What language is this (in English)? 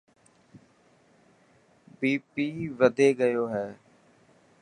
Dhatki